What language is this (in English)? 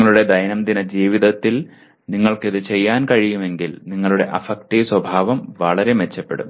Malayalam